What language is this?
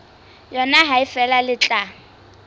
Southern Sotho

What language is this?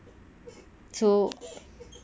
English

